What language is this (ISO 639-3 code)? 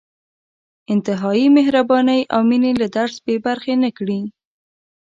pus